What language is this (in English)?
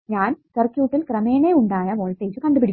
Malayalam